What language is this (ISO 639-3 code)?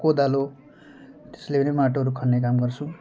nep